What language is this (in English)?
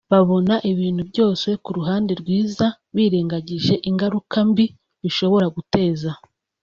Kinyarwanda